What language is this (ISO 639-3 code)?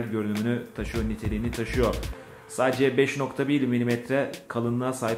tur